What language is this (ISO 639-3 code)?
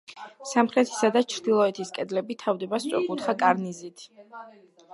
kat